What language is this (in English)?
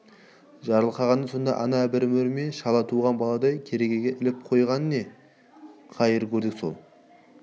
Kazakh